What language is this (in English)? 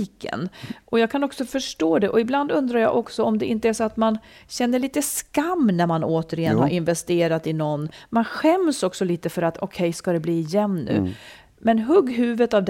Swedish